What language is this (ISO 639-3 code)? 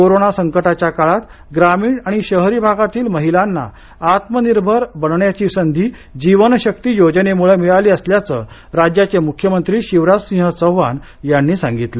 mar